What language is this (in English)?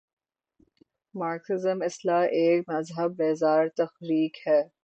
Urdu